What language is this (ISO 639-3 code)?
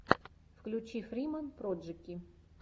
rus